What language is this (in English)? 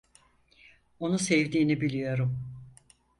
Turkish